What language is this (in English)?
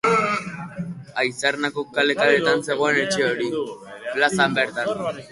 Basque